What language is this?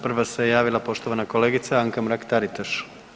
Croatian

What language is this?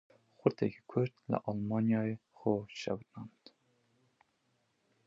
Kurdish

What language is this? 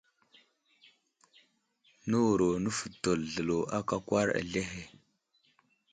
Wuzlam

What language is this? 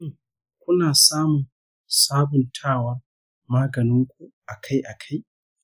Hausa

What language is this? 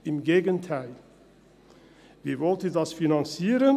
Swiss German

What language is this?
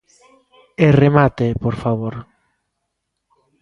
Galician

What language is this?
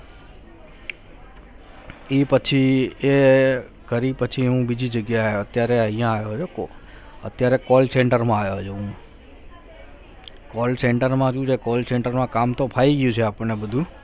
Gujarati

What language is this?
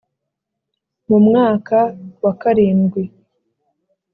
Kinyarwanda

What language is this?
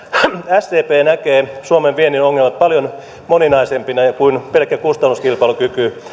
Finnish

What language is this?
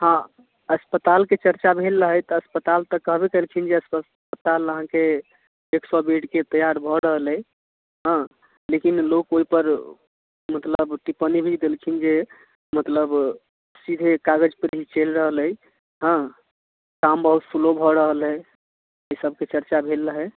Maithili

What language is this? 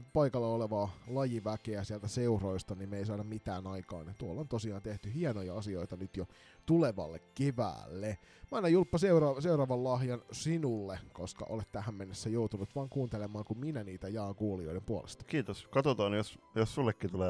Finnish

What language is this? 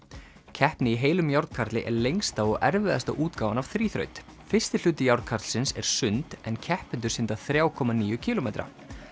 Icelandic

